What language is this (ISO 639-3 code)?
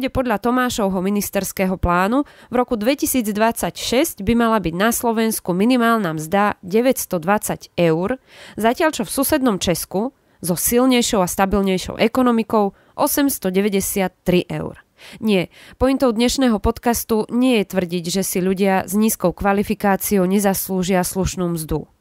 slk